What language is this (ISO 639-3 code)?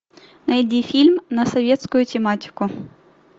rus